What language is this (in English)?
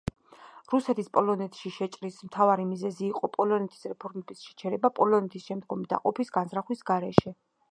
Georgian